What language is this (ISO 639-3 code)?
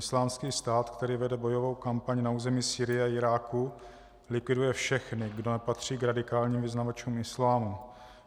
ces